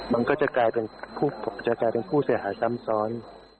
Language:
Thai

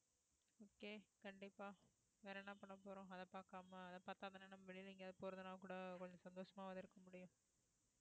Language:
Tamil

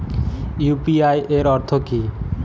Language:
Bangla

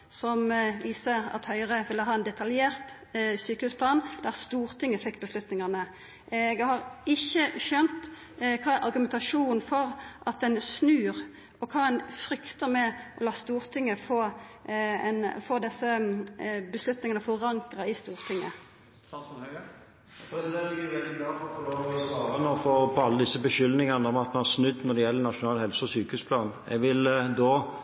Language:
Norwegian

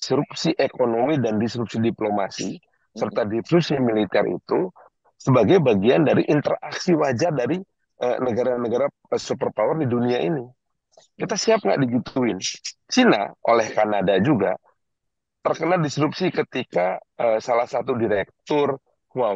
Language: Indonesian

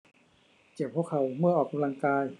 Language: Thai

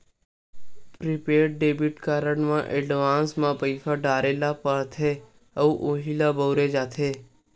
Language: Chhattisgarhi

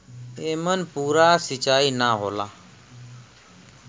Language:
Bhojpuri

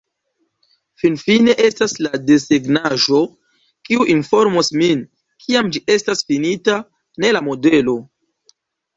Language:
Esperanto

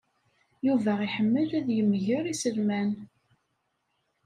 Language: Kabyle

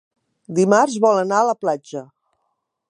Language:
Catalan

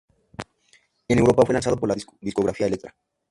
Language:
Spanish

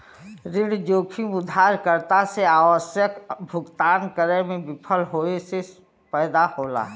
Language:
Bhojpuri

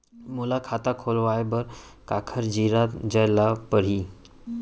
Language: Chhattisgarhi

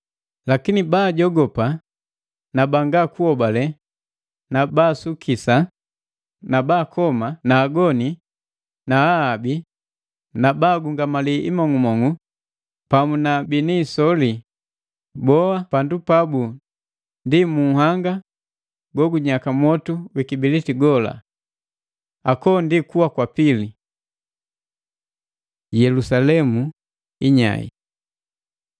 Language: Matengo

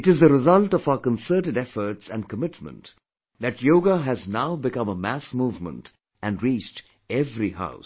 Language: English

